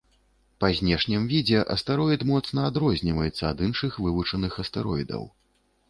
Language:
Belarusian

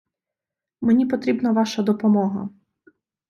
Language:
Ukrainian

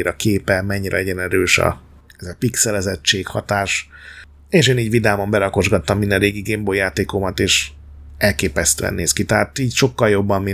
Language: Hungarian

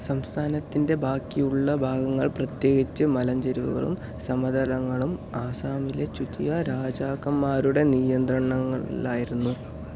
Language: Malayalam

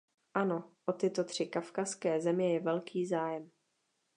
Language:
Czech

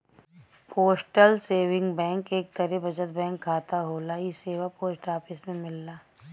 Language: Bhojpuri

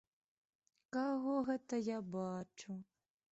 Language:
Belarusian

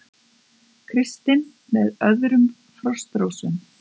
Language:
Icelandic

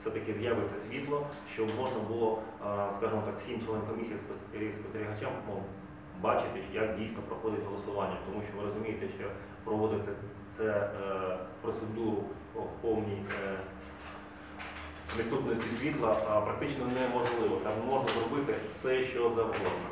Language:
Ukrainian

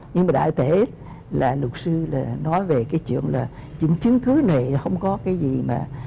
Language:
Vietnamese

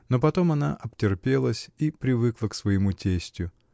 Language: Russian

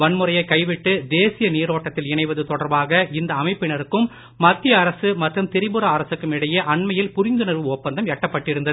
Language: Tamil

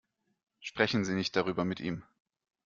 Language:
German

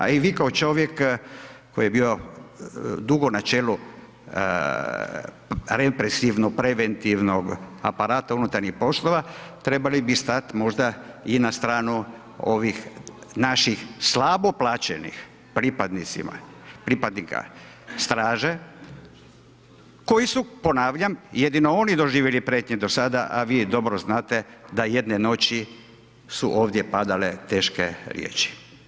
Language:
Croatian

